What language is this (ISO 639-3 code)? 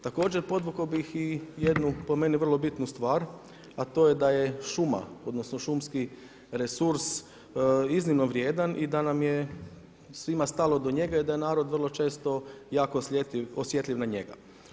hrv